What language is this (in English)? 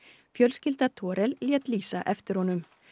Icelandic